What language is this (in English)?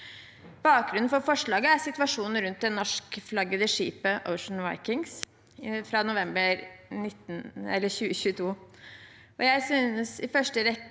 Norwegian